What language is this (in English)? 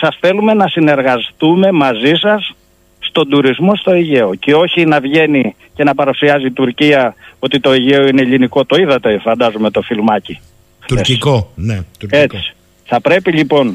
Greek